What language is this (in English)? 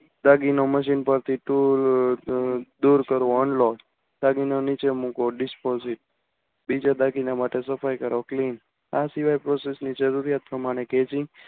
Gujarati